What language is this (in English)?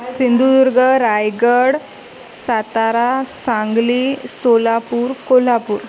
Marathi